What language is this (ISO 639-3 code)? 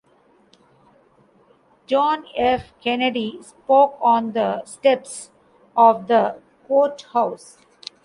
eng